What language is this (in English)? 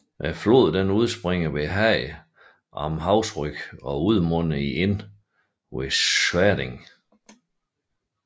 Danish